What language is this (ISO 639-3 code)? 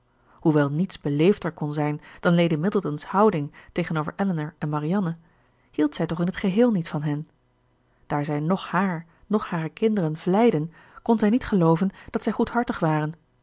nld